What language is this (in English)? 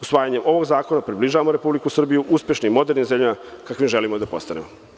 Serbian